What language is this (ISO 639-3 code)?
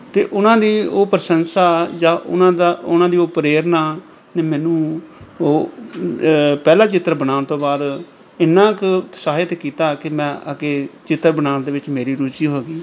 pan